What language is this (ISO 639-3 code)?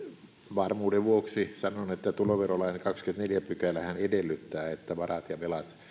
fin